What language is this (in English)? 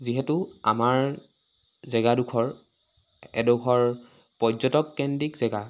Assamese